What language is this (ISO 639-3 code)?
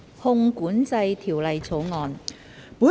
yue